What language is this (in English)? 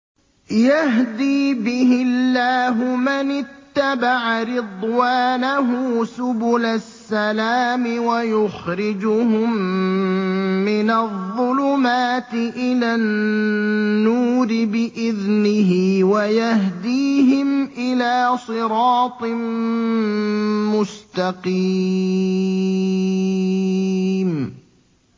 Arabic